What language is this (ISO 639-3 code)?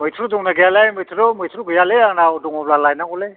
brx